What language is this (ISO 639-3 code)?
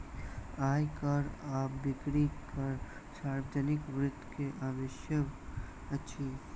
mai